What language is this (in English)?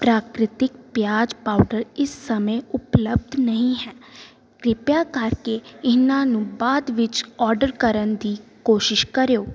Punjabi